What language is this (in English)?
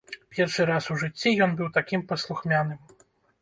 Belarusian